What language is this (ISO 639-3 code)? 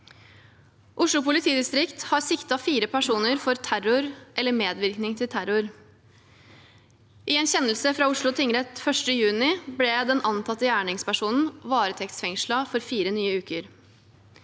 nor